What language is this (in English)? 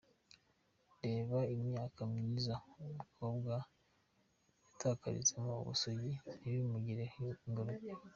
Kinyarwanda